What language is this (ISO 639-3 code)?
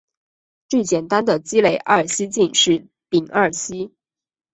zho